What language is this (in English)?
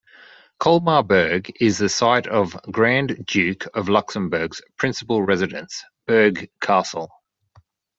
English